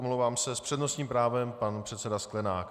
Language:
Czech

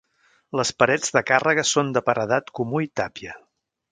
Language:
Catalan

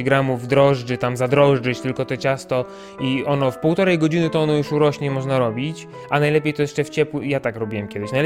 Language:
Polish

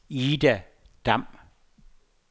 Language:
Danish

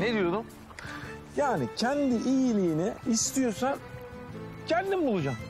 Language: Turkish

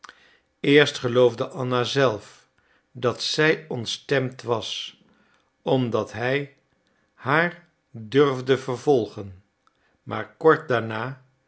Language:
Dutch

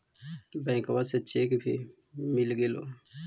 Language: Magahi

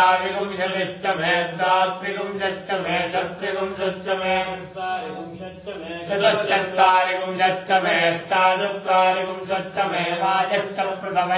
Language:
Kannada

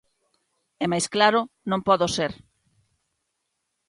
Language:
Galician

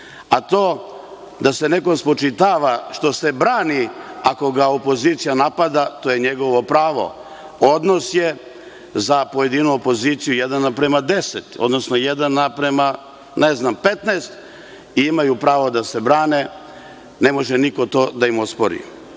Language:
Serbian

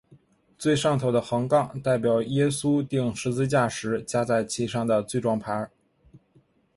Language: Chinese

